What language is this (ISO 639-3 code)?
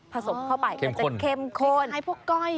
tha